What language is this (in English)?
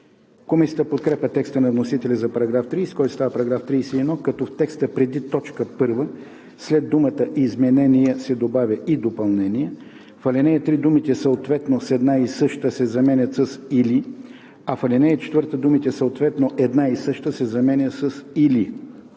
Bulgarian